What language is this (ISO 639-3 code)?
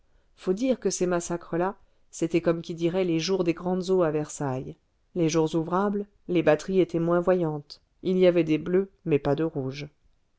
fra